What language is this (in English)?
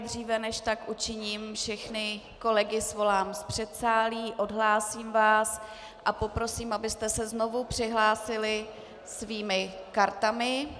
Czech